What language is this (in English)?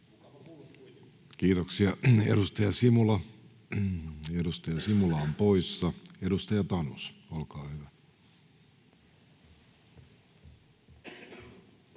Finnish